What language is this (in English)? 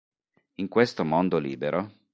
Italian